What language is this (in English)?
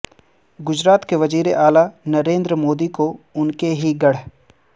Urdu